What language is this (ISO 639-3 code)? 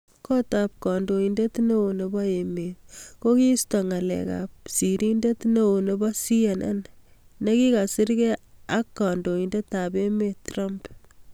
kln